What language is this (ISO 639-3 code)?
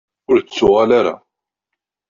kab